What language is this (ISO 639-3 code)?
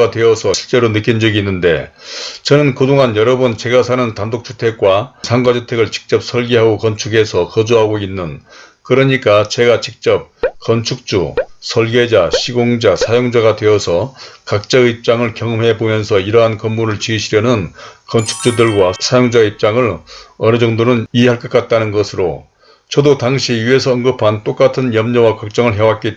kor